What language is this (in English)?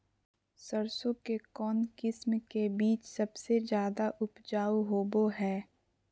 Magahi